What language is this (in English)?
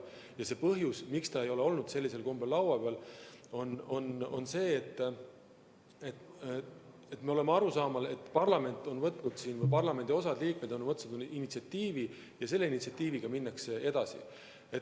Estonian